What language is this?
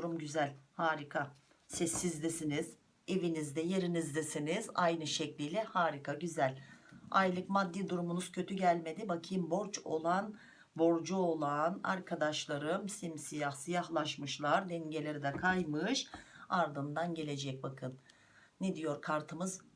Turkish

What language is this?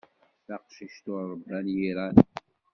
Kabyle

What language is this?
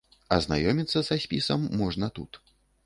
Belarusian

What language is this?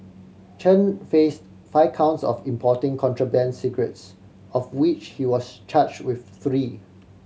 English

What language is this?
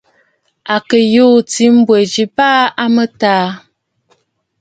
Bafut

